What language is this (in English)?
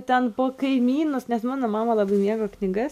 Lithuanian